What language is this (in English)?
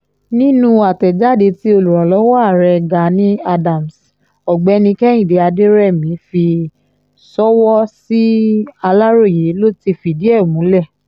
Yoruba